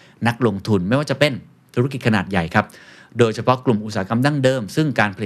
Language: Thai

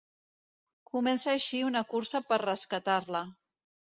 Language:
Catalan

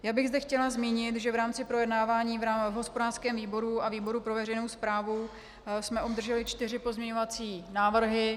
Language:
Czech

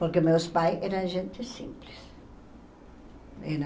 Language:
Portuguese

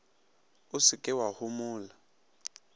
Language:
Northern Sotho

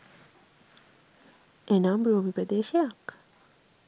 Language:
Sinhala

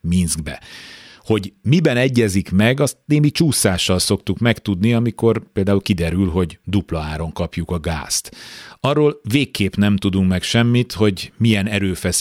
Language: Hungarian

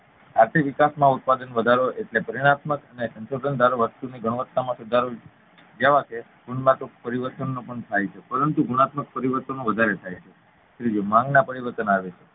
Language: Gujarati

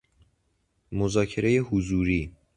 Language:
Persian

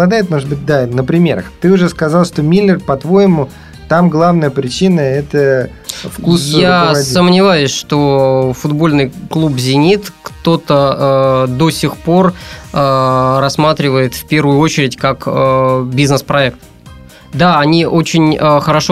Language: Russian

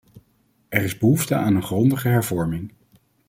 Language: Dutch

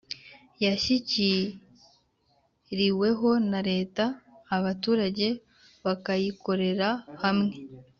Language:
Kinyarwanda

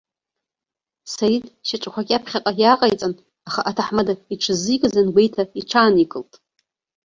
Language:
Abkhazian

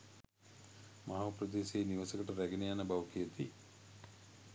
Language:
Sinhala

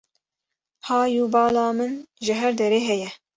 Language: Kurdish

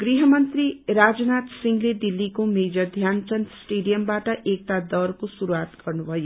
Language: Nepali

